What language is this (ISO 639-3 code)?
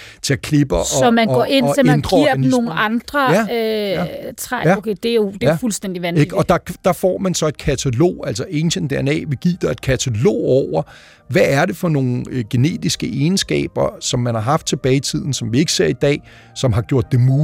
dan